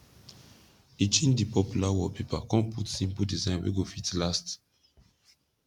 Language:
Nigerian Pidgin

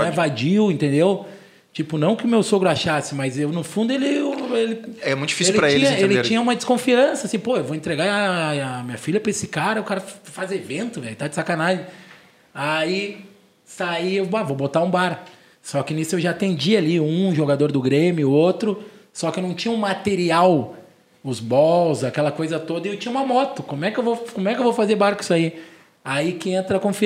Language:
Portuguese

